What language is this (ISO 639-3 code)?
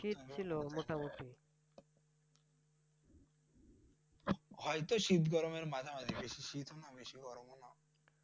ben